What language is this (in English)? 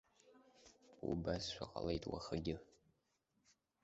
Abkhazian